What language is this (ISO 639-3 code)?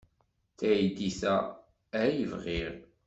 kab